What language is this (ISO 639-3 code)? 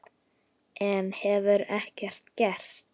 isl